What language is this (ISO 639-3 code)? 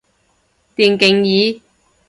yue